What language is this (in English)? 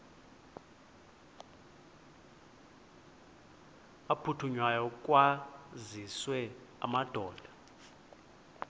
Xhosa